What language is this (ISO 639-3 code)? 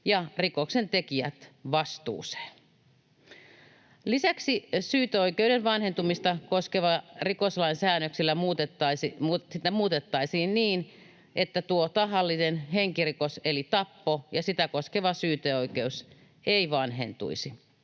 fin